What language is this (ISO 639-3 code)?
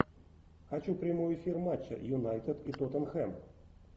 rus